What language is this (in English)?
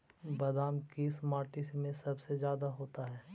Magahi